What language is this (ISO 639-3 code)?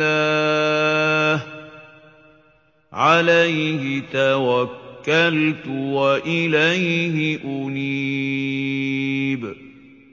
ara